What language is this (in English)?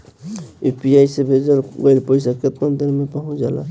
Bhojpuri